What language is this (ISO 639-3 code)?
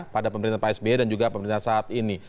ind